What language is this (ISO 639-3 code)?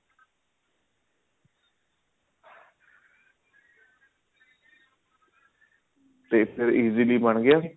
pan